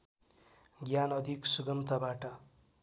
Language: Nepali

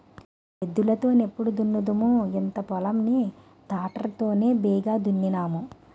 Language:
Telugu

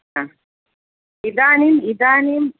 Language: Sanskrit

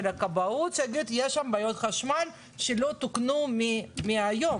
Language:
Hebrew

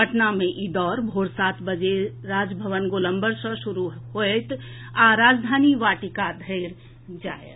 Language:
Maithili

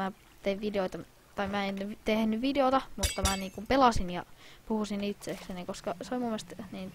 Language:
Finnish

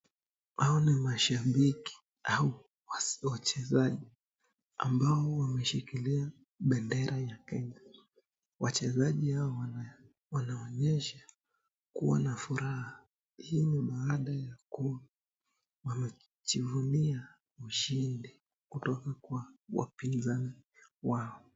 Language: Swahili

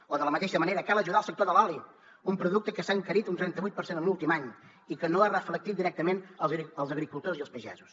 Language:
Catalan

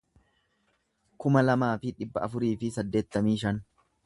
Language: Oromo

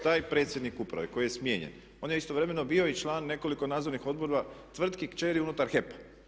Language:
Croatian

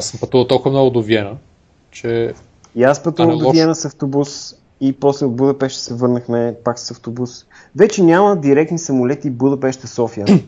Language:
Bulgarian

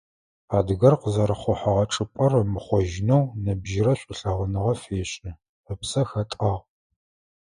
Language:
Adyghe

